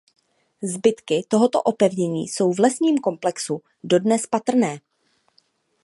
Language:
Czech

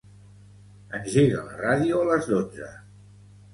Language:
Catalan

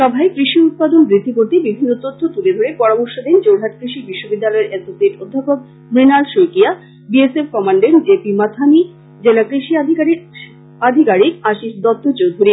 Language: Bangla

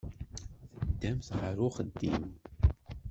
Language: Kabyle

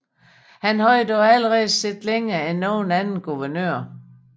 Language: Danish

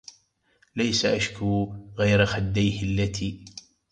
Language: Arabic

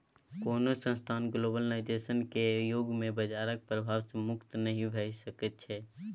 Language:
Maithili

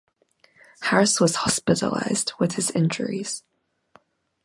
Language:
English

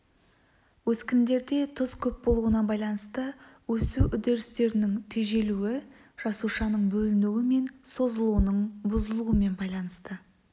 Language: Kazakh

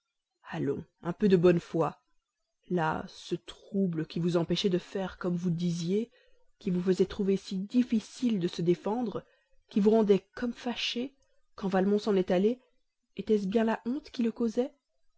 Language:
French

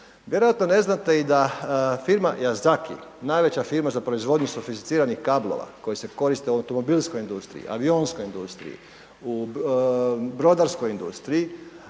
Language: Croatian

